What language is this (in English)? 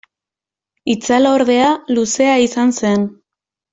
Basque